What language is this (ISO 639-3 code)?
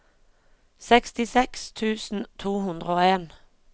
nor